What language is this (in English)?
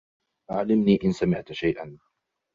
Arabic